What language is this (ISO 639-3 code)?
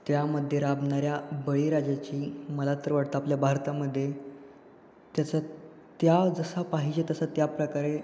mar